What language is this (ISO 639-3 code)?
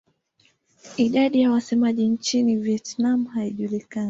swa